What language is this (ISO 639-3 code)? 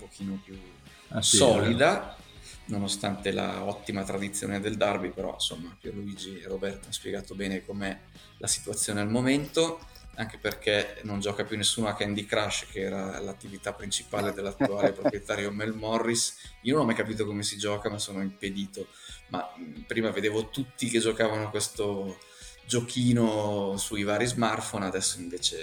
ita